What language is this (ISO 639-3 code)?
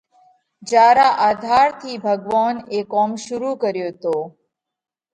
kvx